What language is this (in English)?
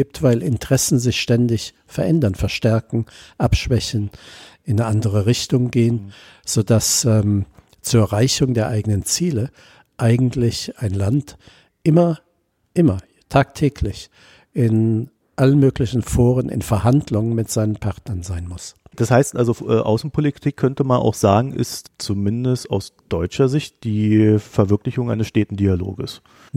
German